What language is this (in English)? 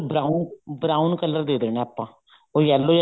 Punjabi